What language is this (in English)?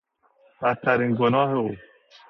Persian